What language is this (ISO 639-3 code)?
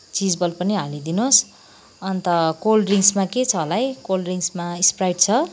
nep